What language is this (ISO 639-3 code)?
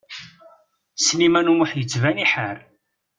kab